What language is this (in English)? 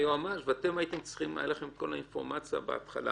Hebrew